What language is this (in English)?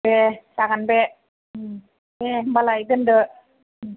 Bodo